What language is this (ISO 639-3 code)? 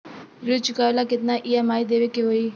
bho